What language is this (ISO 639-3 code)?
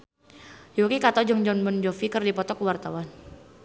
sun